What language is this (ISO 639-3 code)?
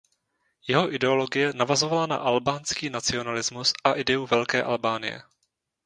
ces